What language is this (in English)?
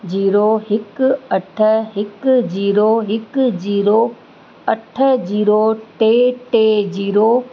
Sindhi